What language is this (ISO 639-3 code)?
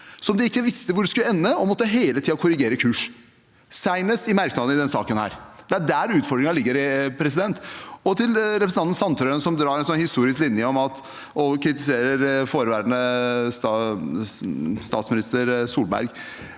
nor